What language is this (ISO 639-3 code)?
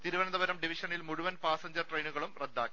mal